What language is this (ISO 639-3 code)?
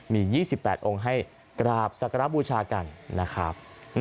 tha